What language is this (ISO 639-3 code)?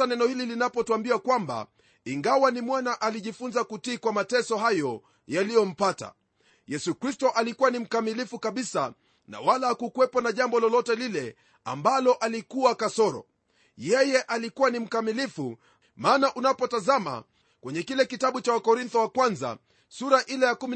swa